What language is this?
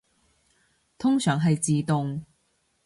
Cantonese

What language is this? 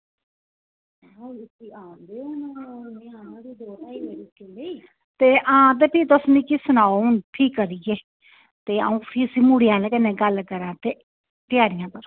Dogri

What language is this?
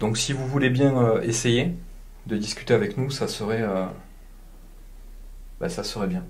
French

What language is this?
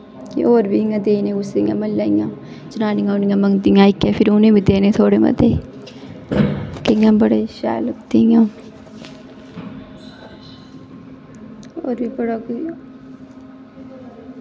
Dogri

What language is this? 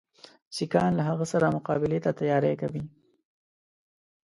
Pashto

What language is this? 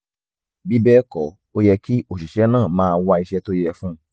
Yoruba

